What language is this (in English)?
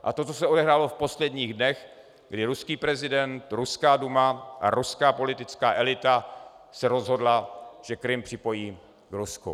Czech